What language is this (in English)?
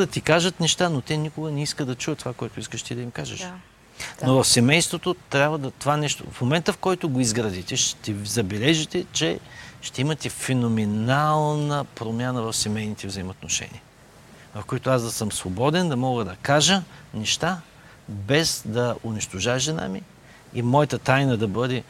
Bulgarian